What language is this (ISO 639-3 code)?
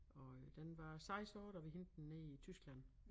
dan